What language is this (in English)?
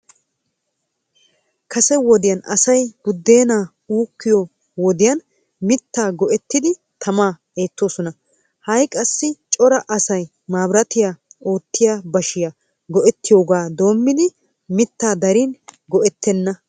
Wolaytta